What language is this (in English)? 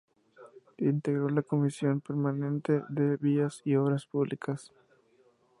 Spanish